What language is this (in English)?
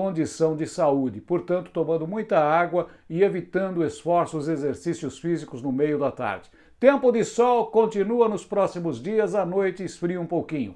Portuguese